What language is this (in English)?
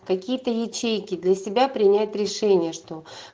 Russian